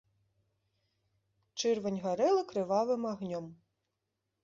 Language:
Belarusian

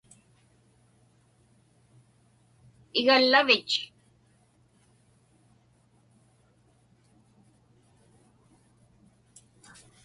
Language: Inupiaq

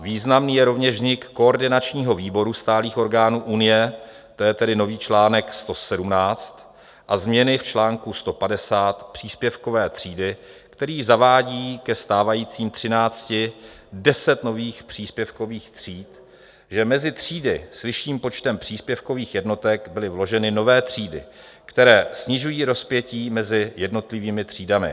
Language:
Czech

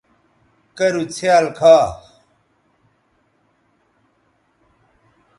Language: Bateri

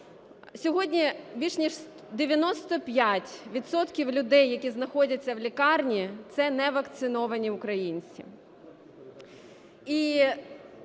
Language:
Ukrainian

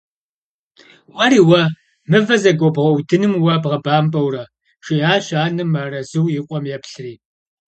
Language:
Kabardian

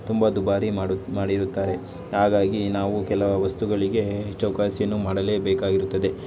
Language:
Kannada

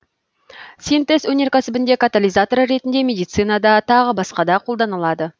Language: Kazakh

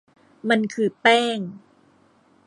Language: Thai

